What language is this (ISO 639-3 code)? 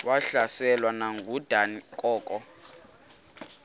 xho